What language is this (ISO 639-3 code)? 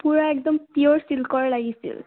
asm